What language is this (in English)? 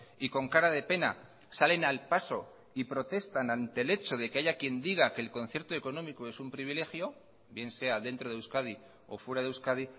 Spanish